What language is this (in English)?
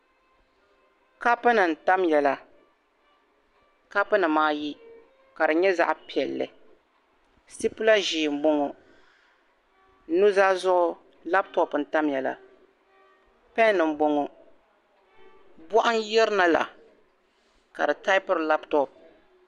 Dagbani